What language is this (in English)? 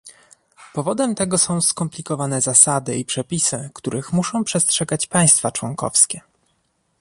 Polish